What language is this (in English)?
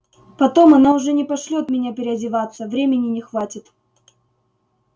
Russian